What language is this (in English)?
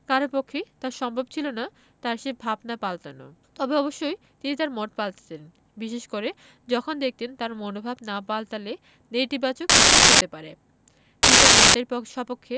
Bangla